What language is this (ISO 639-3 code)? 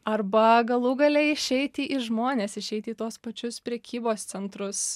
lit